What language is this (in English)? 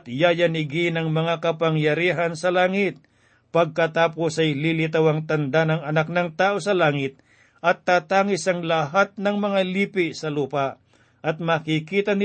Filipino